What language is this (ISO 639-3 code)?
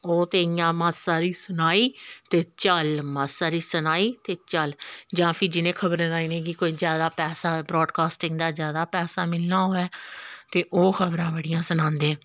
doi